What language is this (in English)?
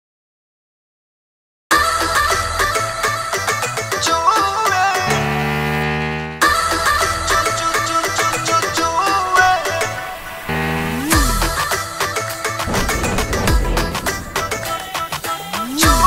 Arabic